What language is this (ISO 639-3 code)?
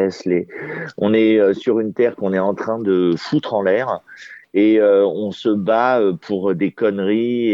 fra